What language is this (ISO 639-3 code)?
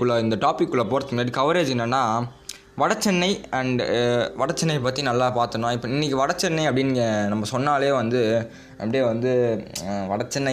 tam